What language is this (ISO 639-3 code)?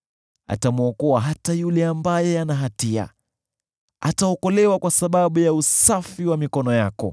swa